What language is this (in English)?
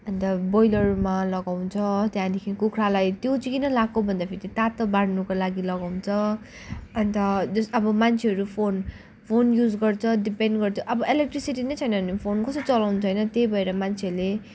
Nepali